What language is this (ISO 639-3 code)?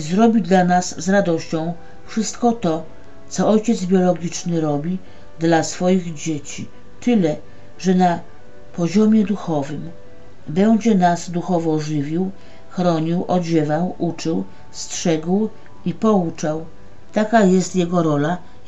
pol